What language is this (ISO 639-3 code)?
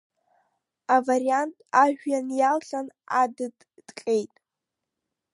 abk